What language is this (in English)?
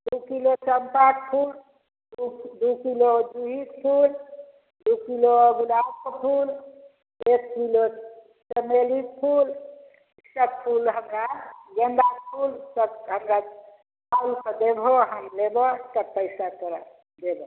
Maithili